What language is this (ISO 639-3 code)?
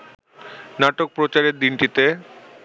ben